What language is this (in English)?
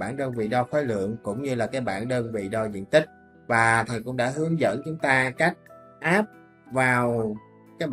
Vietnamese